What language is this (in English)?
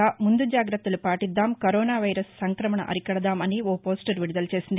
Telugu